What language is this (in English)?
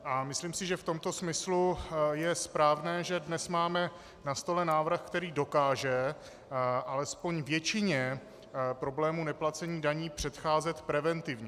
Czech